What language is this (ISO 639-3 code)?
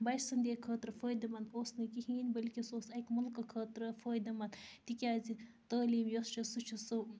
kas